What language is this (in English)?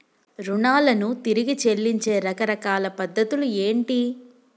Telugu